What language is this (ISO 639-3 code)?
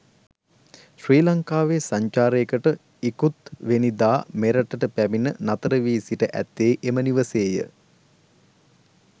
sin